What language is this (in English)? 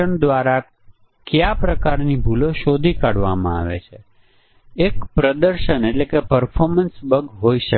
Gujarati